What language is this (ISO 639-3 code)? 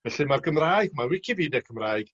cym